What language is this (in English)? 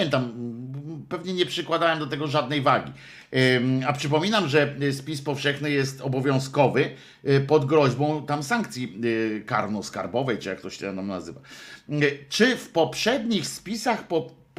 Polish